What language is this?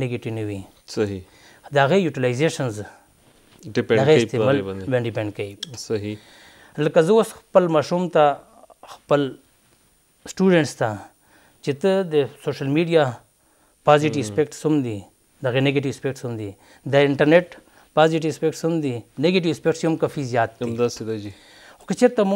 Romanian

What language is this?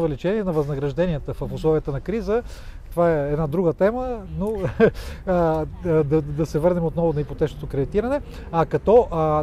Bulgarian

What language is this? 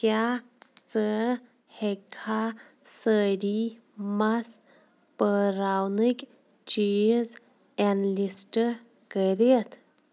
Kashmiri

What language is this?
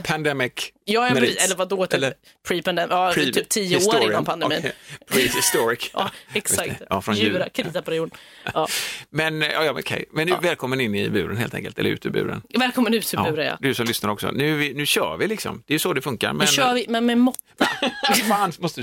Swedish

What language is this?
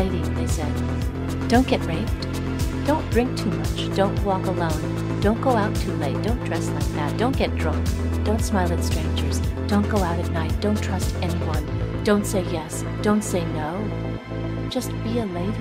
Persian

